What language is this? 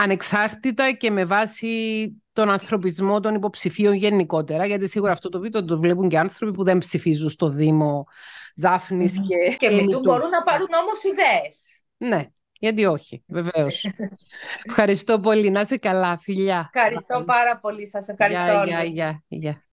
Greek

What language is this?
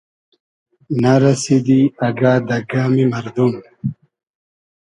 Hazaragi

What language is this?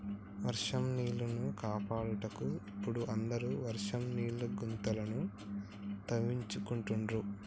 Telugu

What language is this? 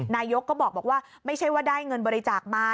Thai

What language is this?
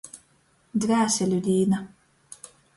Latgalian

